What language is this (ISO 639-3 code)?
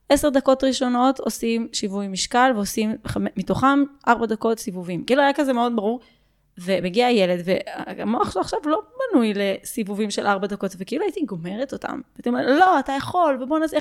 heb